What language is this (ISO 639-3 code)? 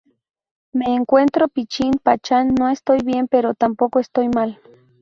spa